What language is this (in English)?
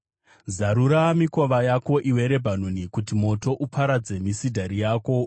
Shona